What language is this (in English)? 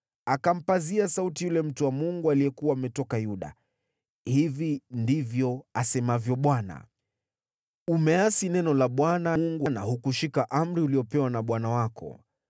Swahili